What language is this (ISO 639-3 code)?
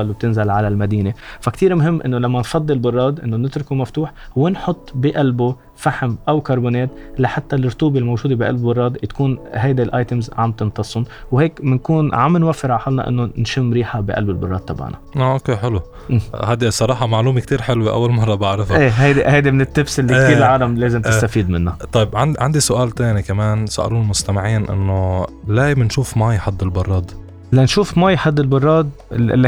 ara